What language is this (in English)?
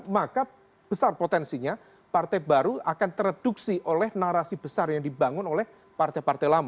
Indonesian